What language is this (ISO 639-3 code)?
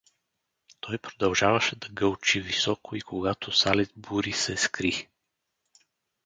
bul